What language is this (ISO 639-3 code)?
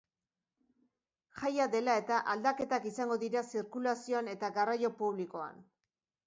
eus